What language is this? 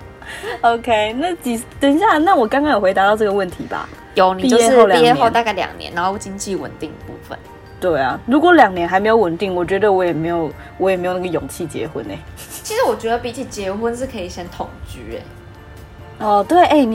Chinese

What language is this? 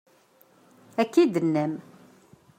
Kabyle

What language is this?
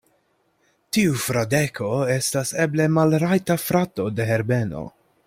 Esperanto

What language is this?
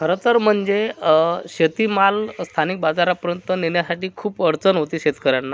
Marathi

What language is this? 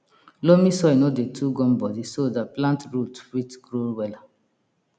Nigerian Pidgin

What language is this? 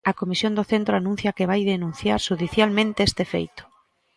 Galician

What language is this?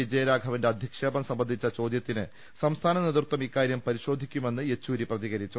Malayalam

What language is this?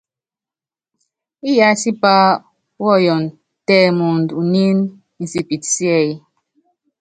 Yangben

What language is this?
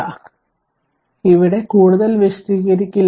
Malayalam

